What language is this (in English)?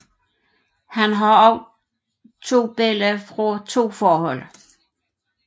Danish